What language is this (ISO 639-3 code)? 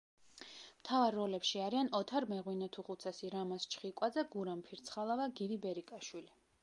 kat